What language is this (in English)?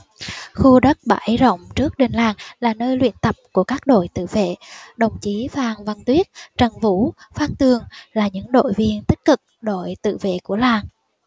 Vietnamese